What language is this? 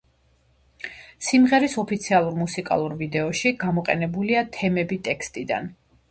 Georgian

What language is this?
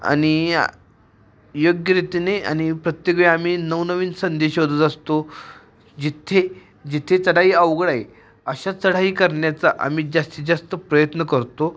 Marathi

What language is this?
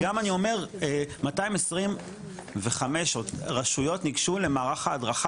Hebrew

